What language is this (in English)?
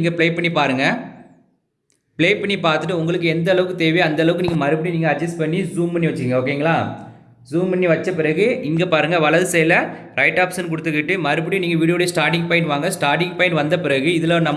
Tamil